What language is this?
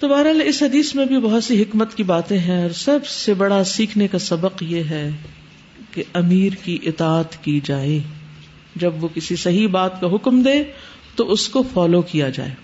Urdu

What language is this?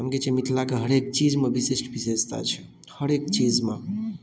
Maithili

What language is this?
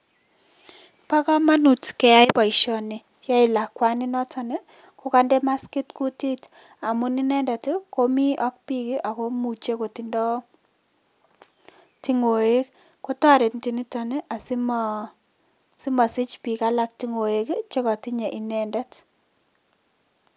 Kalenjin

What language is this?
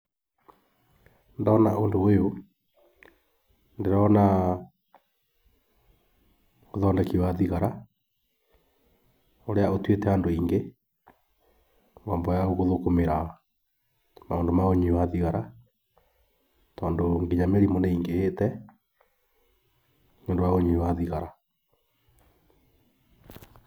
Kikuyu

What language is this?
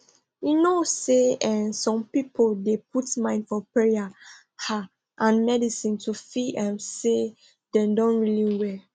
Nigerian Pidgin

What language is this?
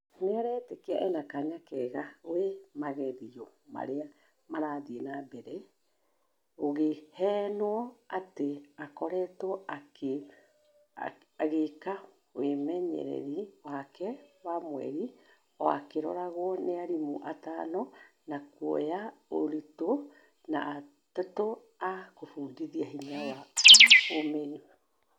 Kikuyu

